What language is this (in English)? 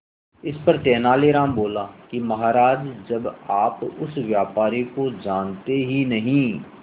Hindi